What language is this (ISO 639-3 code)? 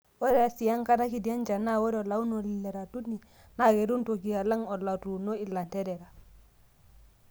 mas